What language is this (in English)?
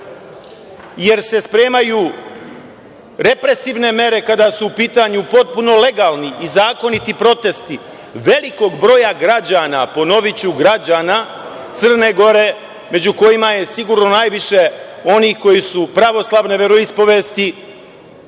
Serbian